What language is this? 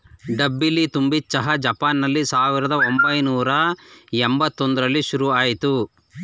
Kannada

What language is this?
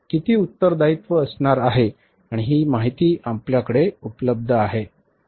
Marathi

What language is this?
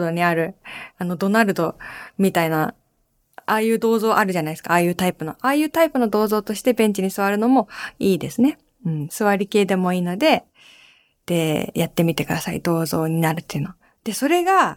Japanese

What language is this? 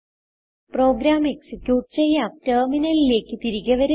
Malayalam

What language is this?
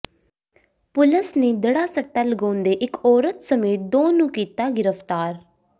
Punjabi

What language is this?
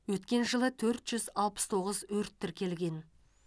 Kazakh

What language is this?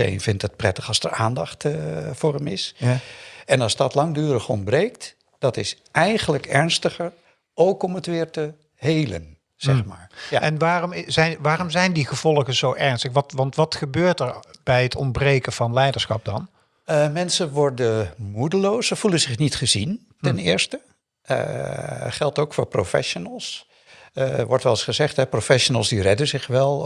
Dutch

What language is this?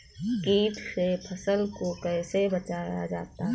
Hindi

